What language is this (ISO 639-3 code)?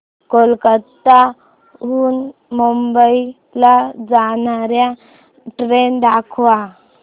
mar